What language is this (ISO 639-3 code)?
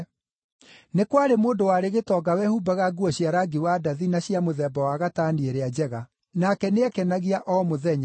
kik